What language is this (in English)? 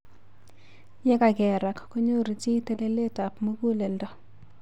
Kalenjin